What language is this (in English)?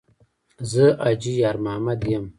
Pashto